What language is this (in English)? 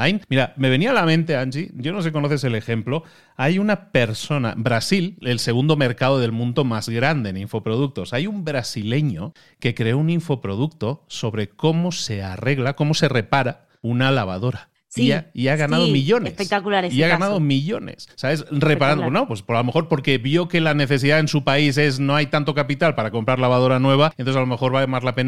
Spanish